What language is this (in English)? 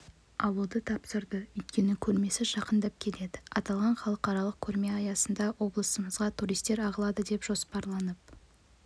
Kazakh